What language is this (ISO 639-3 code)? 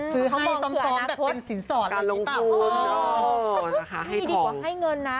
tha